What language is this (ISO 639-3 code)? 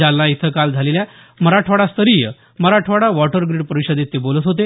mar